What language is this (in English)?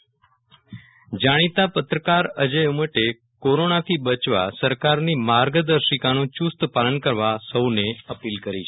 Gujarati